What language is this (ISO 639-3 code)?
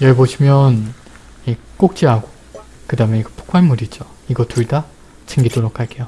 kor